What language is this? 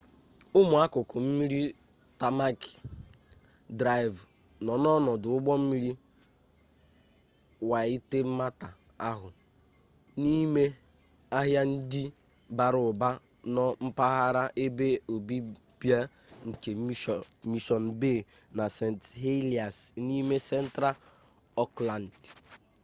Igbo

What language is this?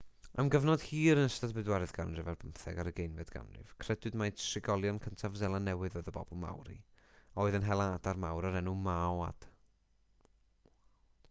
Welsh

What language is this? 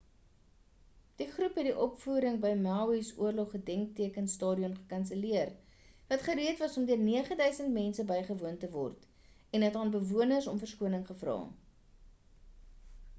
Afrikaans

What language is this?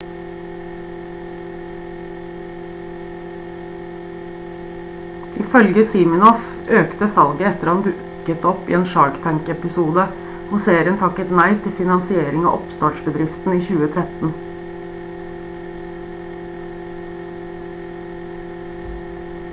Norwegian Bokmål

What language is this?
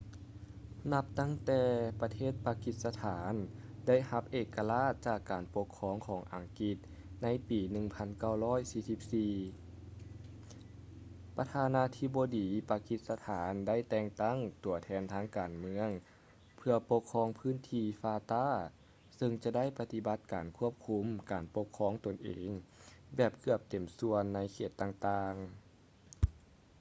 Lao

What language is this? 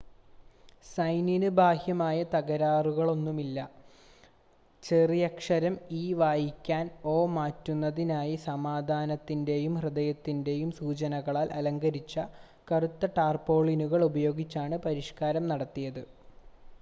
Malayalam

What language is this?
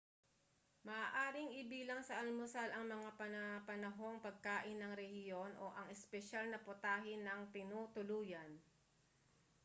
Filipino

